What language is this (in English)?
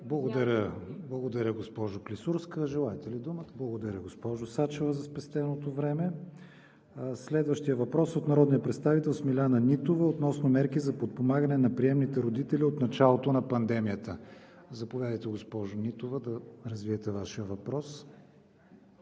Bulgarian